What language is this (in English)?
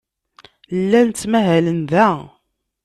Kabyle